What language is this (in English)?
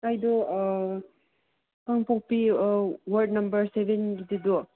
Manipuri